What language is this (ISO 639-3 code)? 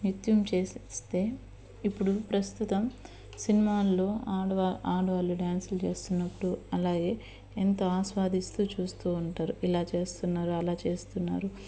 tel